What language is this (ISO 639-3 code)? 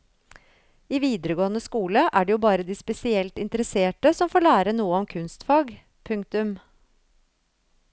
nor